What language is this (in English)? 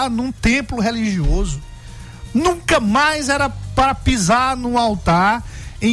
Portuguese